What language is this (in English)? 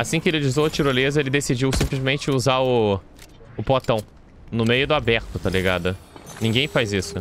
Portuguese